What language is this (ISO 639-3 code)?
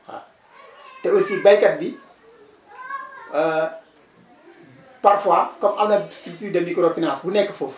wol